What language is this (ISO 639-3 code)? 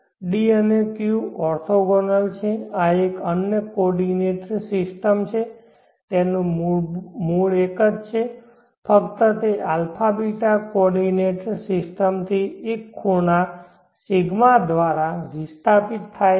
guj